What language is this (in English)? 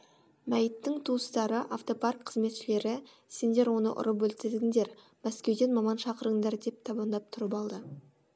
Kazakh